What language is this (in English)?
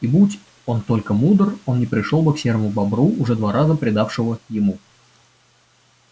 Russian